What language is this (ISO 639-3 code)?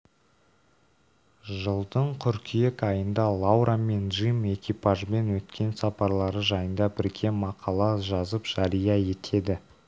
kaz